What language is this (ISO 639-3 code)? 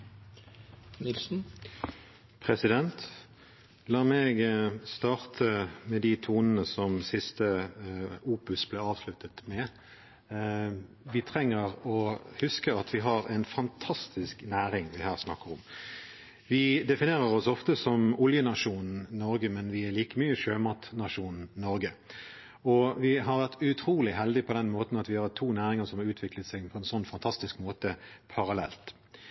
nob